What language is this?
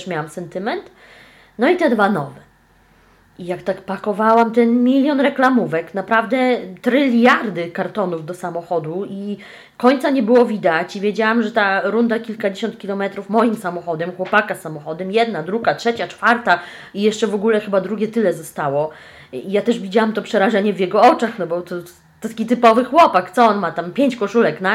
Polish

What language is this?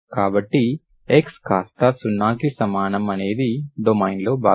Telugu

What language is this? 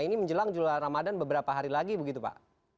Indonesian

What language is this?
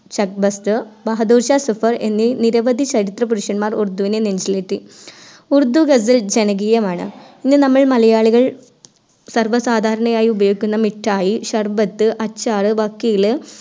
Malayalam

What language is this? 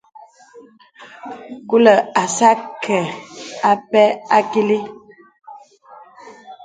Bebele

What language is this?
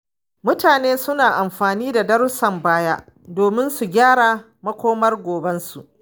Hausa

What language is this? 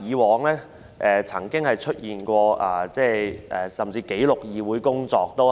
Cantonese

